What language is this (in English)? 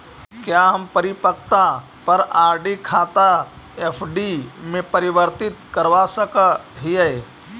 Magahi